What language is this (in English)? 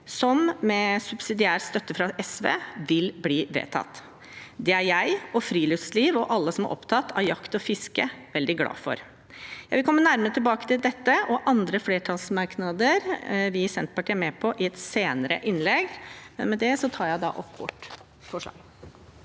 Norwegian